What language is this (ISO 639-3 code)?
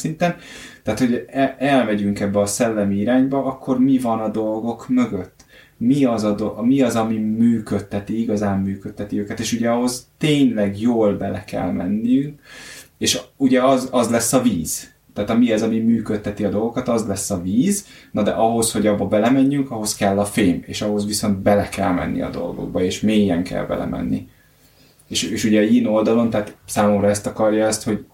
hun